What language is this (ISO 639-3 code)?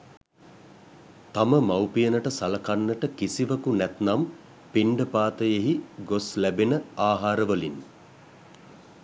sin